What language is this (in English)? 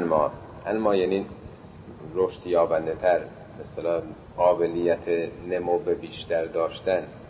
Persian